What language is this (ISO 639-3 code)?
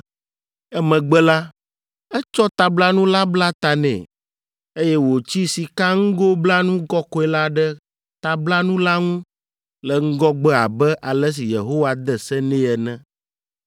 ewe